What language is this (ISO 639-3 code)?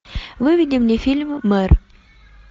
rus